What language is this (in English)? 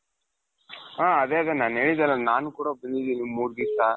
Kannada